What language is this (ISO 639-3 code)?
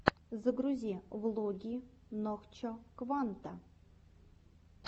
rus